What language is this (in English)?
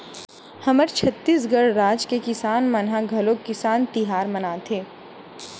Chhattisgarhi